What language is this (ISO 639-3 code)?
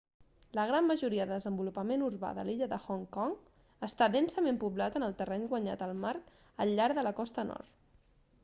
cat